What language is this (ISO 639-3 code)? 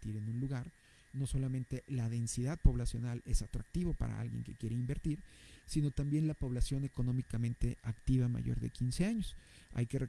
spa